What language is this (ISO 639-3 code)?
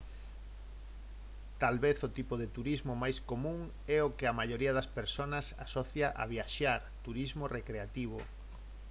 glg